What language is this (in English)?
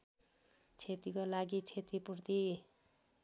Nepali